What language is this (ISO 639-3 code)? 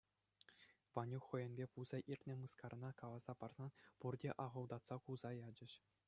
chv